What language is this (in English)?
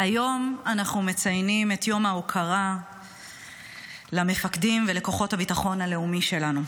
Hebrew